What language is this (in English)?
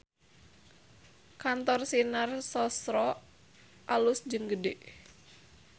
Sundanese